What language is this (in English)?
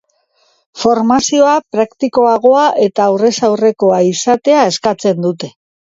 Basque